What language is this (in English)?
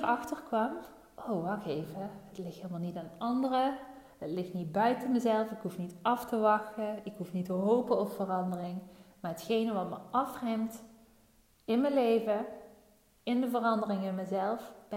Dutch